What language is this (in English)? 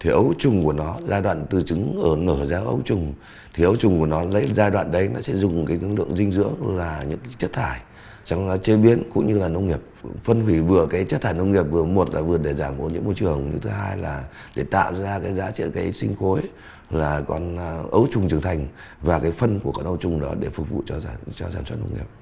Vietnamese